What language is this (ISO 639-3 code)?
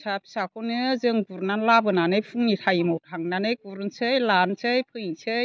brx